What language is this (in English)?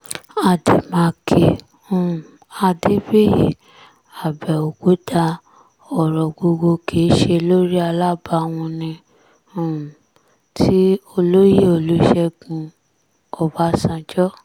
Yoruba